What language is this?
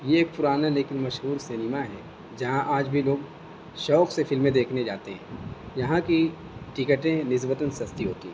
Urdu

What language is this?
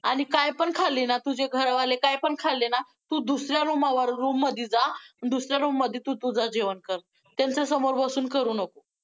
Marathi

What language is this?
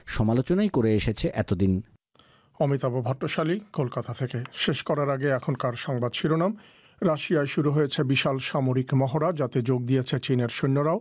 Bangla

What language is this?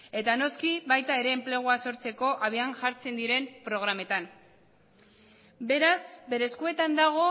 Basque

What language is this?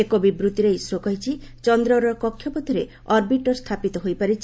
Odia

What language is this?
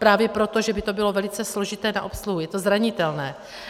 Czech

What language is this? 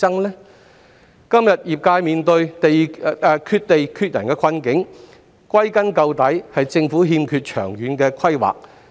Cantonese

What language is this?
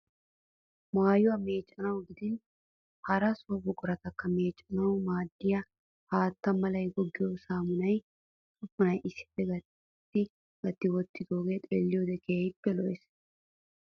Wolaytta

